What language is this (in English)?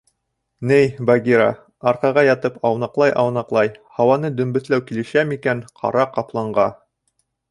Bashkir